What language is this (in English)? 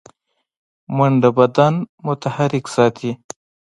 Pashto